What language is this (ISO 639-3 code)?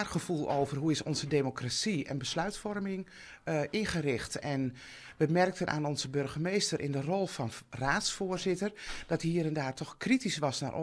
nld